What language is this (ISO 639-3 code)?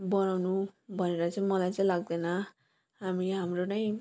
nep